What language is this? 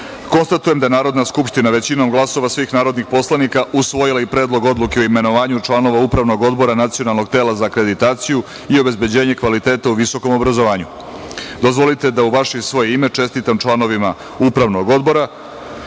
Serbian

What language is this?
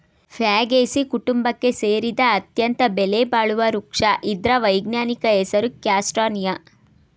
Kannada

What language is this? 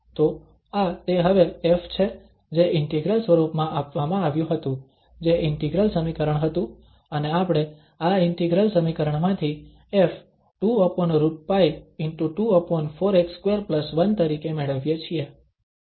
Gujarati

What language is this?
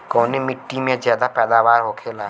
Bhojpuri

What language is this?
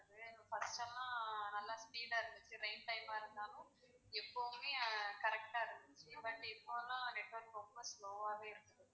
Tamil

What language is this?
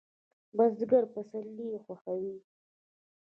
Pashto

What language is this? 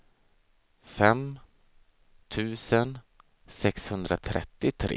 Swedish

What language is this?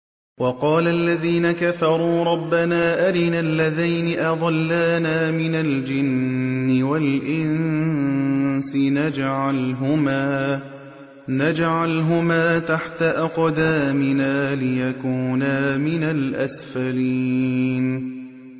Arabic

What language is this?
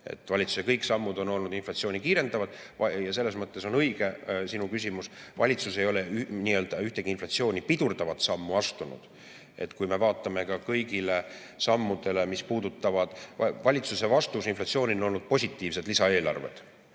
Estonian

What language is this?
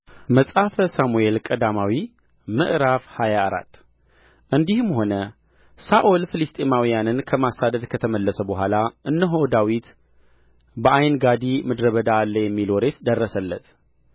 Amharic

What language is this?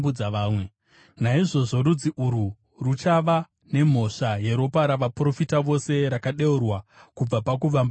Shona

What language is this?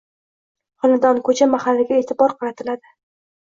Uzbek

